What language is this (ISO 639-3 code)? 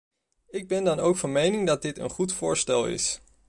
nld